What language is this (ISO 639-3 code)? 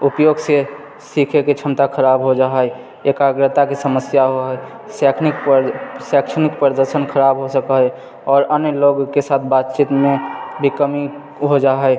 mai